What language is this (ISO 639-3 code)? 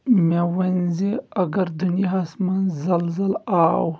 kas